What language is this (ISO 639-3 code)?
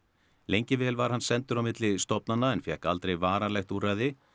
isl